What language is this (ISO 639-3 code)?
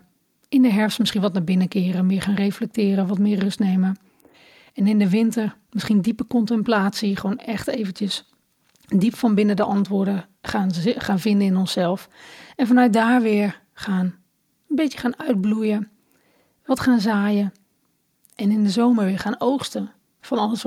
nld